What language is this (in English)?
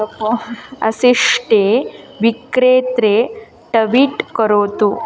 Sanskrit